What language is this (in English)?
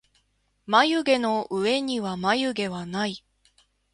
Japanese